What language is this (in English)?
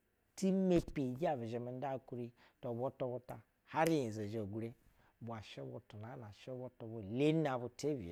Basa (Nigeria)